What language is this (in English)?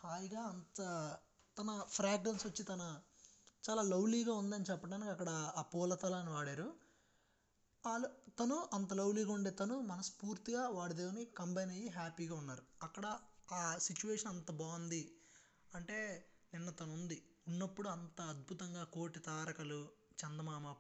Telugu